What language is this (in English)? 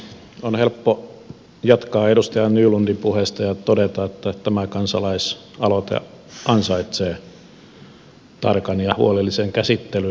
Finnish